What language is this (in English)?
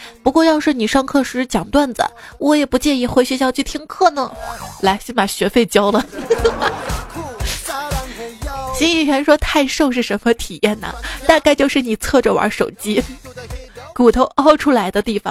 Chinese